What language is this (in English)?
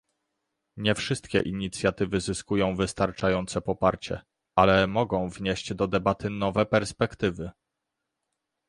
Polish